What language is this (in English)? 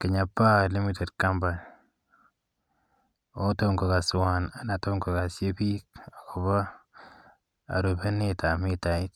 Kalenjin